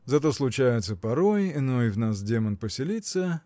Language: Russian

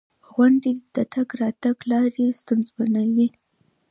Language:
Pashto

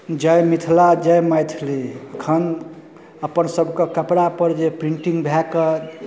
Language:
Maithili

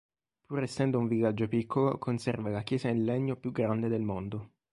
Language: Italian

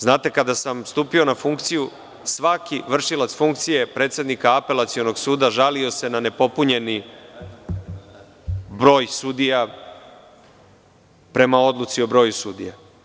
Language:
Serbian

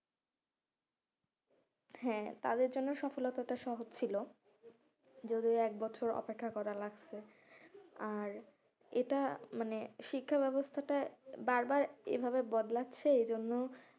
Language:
Bangla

